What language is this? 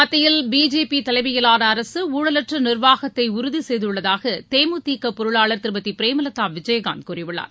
Tamil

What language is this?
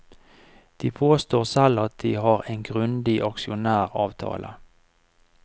Norwegian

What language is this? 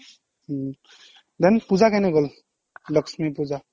Assamese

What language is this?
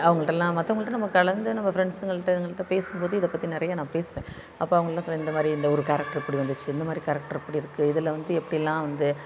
Tamil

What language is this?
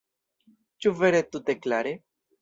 Esperanto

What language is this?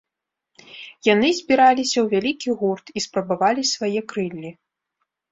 Belarusian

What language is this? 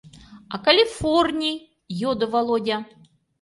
Mari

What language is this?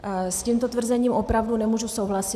Czech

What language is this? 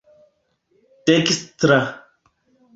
Esperanto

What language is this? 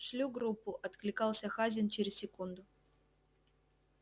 Russian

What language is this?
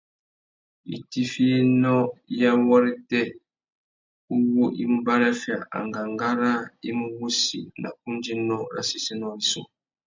Tuki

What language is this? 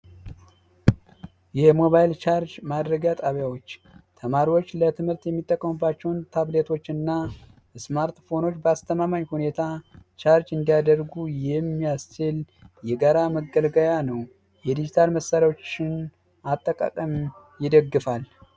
Amharic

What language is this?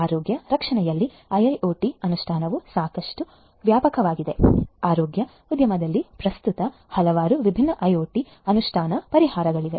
Kannada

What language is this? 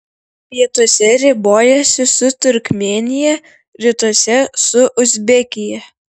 Lithuanian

